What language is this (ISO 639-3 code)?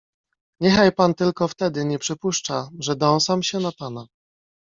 pol